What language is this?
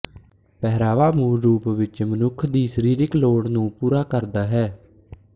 Punjabi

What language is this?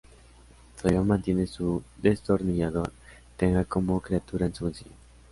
Spanish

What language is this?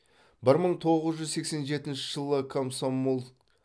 Kazakh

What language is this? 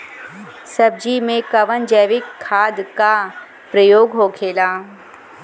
Bhojpuri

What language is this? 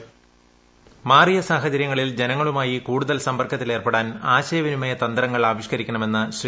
Malayalam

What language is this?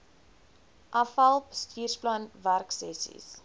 Afrikaans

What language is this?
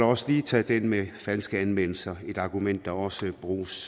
Danish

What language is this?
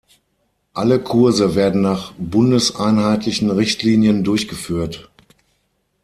German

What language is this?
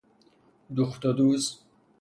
Persian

